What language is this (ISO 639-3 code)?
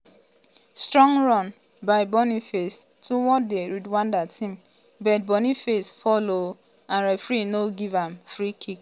pcm